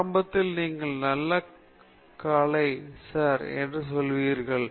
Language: Tamil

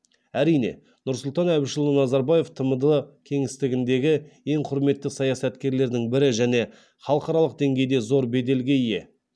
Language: Kazakh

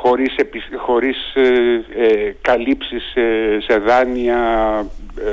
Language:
Greek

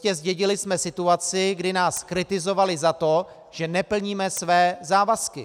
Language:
Czech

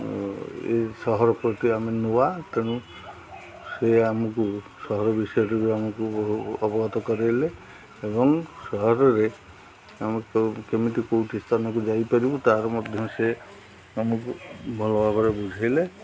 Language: Odia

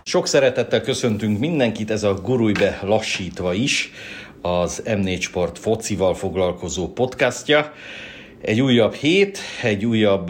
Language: Hungarian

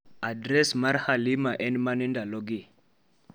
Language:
Luo (Kenya and Tanzania)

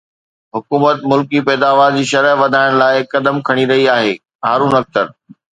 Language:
Sindhi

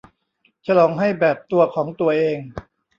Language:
Thai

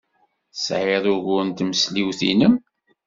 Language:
Kabyle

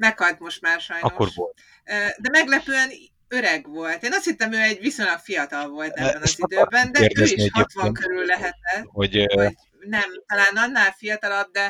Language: Hungarian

